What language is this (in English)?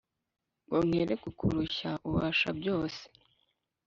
Kinyarwanda